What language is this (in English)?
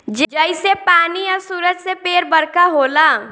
Bhojpuri